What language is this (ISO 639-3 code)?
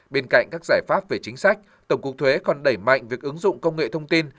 vie